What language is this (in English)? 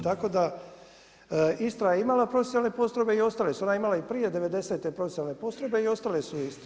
Croatian